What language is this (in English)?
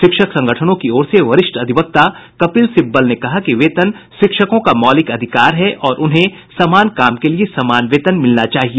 Hindi